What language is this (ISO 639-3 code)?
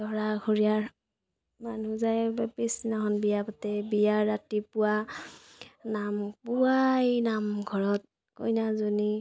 asm